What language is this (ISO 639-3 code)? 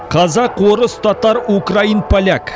kaz